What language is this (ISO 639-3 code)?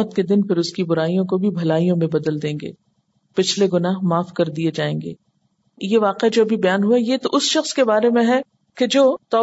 urd